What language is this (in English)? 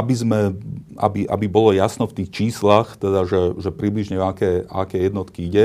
Slovak